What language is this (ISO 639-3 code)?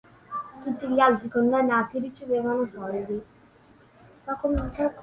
ita